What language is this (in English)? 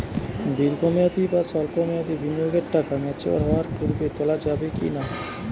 Bangla